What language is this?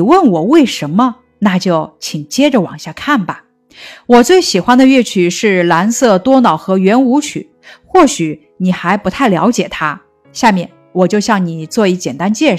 Chinese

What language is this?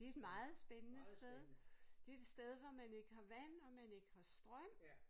Danish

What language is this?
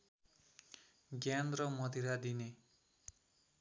Nepali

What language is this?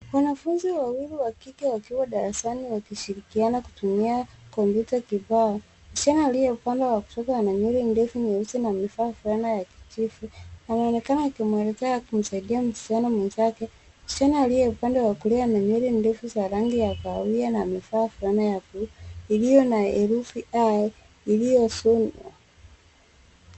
Swahili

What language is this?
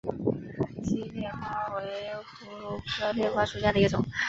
Chinese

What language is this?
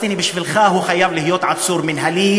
Hebrew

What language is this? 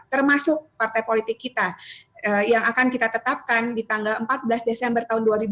Indonesian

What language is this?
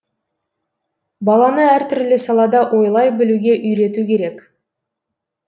Kazakh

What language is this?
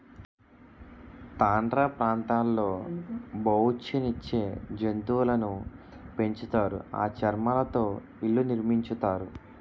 Telugu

